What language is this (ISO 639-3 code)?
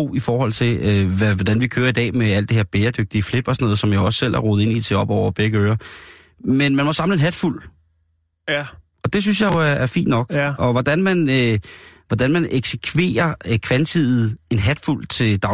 dan